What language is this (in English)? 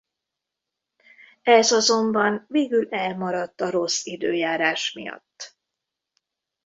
Hungarian